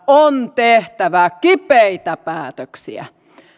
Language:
Finnish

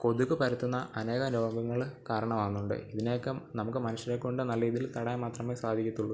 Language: Malayalam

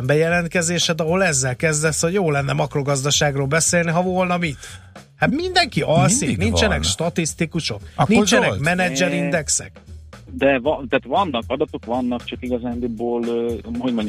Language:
Hungarian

